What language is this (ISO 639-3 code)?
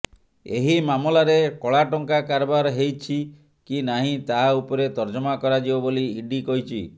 ori